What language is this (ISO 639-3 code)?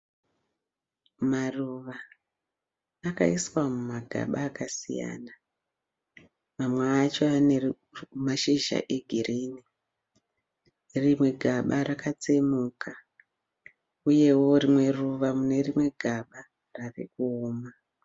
sna